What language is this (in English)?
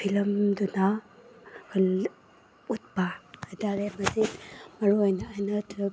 Manipuri